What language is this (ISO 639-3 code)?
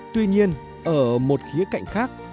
vie